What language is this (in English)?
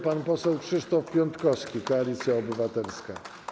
Polish